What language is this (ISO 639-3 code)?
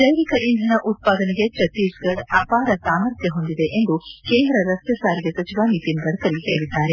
kan